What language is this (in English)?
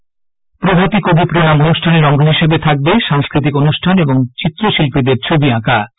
Bangla